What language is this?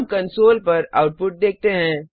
Hindi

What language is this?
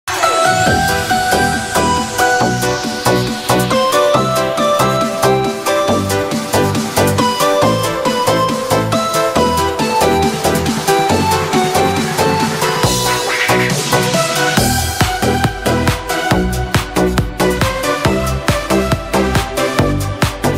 Thai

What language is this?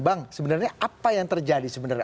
Indonesian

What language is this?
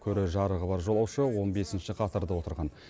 Kazakh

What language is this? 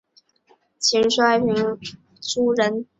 Chinese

